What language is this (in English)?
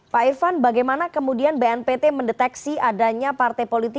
Indonesian